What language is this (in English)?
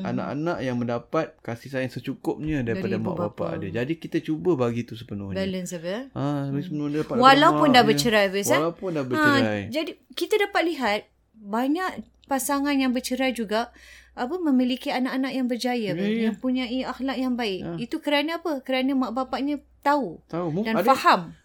Malay